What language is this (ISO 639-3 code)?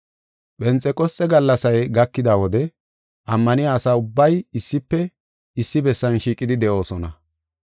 gof